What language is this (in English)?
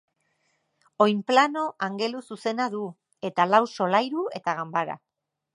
Basque